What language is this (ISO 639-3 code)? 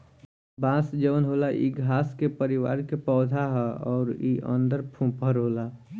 bho